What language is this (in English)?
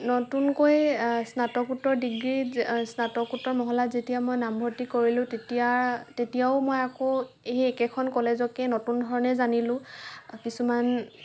Assamese